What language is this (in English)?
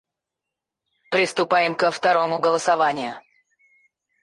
Russian